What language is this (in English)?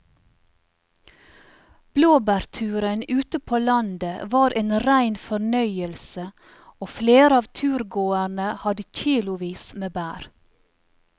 Norwegian